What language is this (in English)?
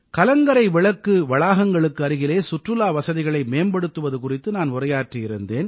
Tamil